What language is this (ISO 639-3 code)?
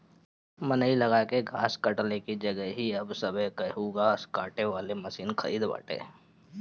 bho